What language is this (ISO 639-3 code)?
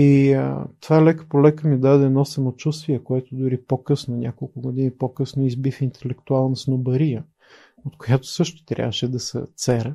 bul